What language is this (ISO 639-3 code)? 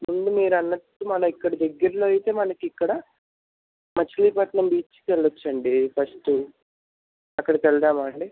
tel